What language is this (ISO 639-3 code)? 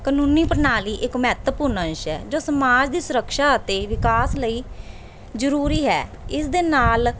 pan